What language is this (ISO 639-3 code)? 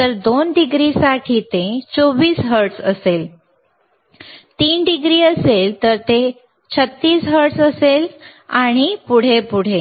mar